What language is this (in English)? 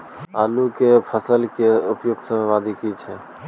Maithili